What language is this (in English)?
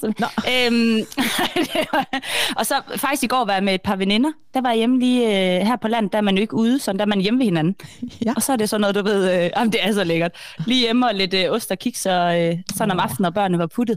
Danish